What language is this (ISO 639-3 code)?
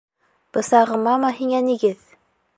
bak